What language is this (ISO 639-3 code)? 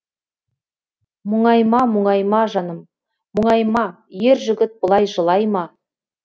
kaz